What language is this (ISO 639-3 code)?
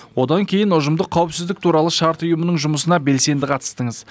kaz